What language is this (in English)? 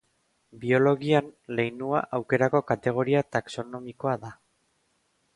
Basque